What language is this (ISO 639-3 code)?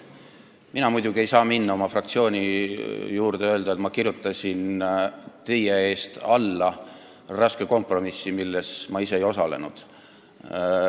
est